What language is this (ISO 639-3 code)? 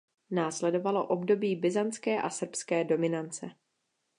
ces